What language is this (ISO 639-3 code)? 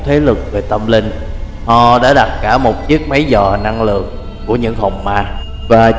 vie